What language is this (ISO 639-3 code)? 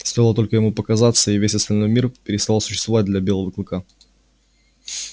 rus